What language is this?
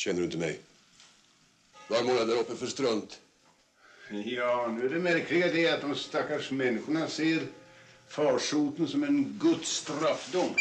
Swedish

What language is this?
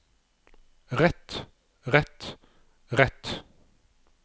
Norwegian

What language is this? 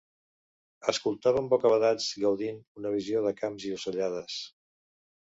Catalan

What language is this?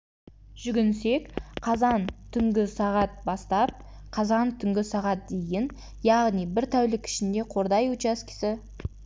Kazakh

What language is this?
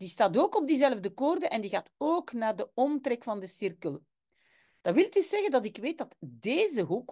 Dutch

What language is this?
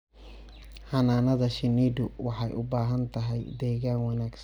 Somali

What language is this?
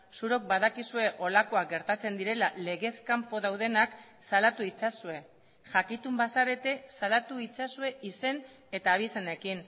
Basque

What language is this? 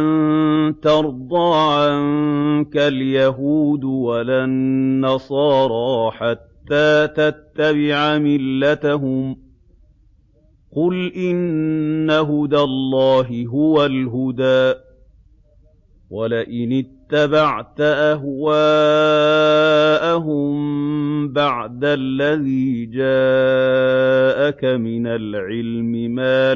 Arabic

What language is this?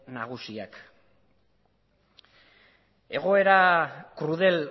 Basque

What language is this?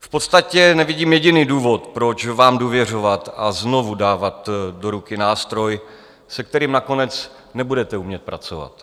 Czech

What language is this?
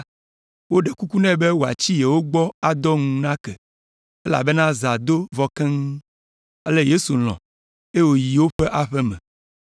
Ewe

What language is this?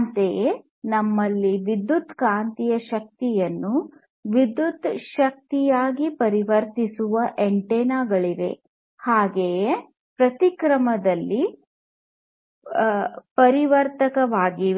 Kannada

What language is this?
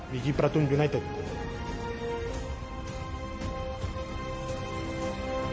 Thai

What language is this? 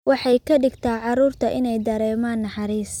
Somali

